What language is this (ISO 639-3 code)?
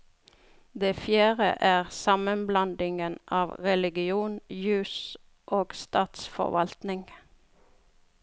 nor